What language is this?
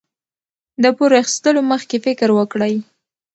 Pashto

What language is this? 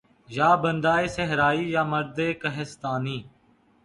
Urdu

